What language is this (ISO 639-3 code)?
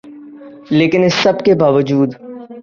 urd